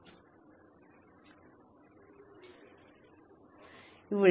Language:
Malayalam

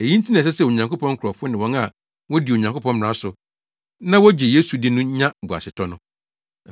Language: Akan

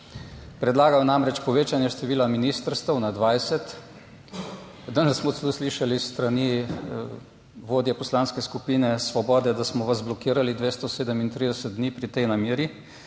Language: Slovenian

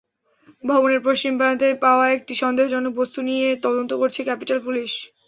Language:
Bangla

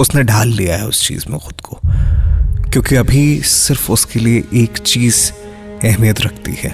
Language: Hindi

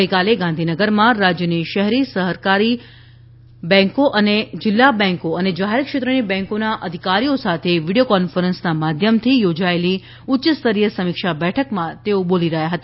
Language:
Gujarati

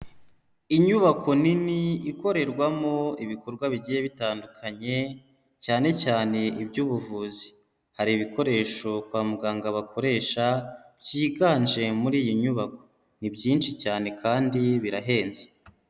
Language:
Kinyarwanda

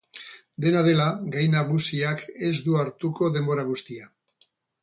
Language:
Basque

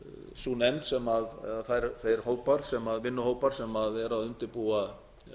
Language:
Icelandic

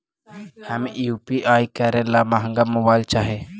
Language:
Magahi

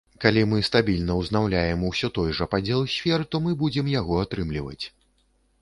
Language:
Belarusian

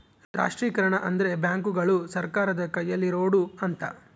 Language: Kannada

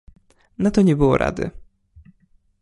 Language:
Polish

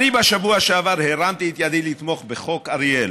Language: Hebrew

